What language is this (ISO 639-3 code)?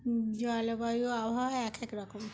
ben